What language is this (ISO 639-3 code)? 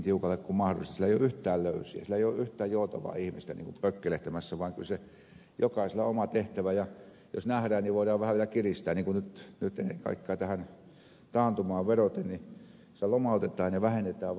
fin